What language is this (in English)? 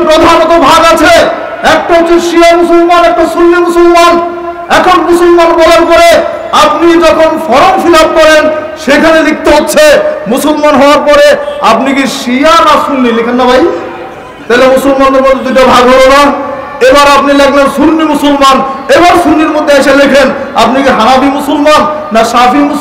Turkish